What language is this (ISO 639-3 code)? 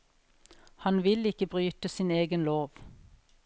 nor